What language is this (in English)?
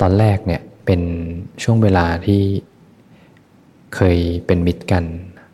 Thai